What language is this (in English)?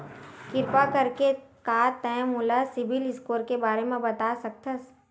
Chhattisgarhi